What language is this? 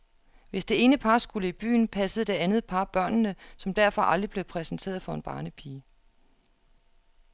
Danish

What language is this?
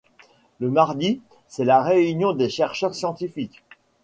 French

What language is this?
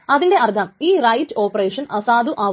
Malayalam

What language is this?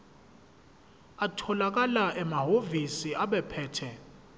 Zulu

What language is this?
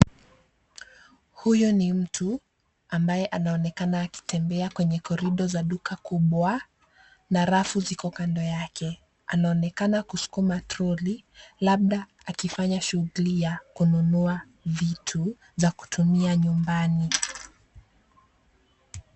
Swahili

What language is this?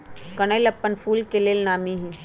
Magahi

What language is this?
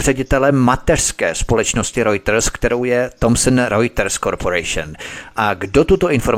Czech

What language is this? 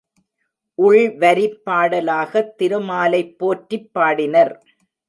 Tamil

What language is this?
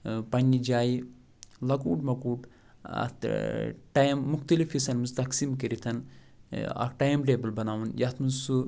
Kashmiri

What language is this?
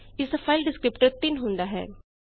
Punjabi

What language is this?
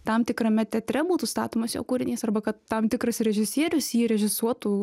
Lithuanian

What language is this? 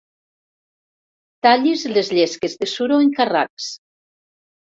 Catalan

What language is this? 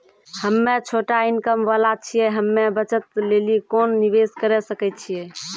Maithili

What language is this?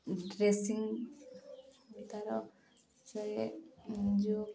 Odia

